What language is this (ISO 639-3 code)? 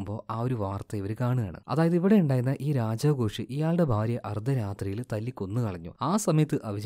mal